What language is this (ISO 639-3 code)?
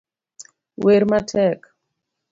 luo